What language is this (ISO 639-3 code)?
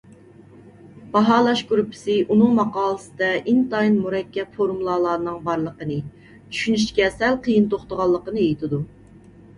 uig